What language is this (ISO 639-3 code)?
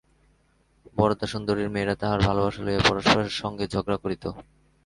ben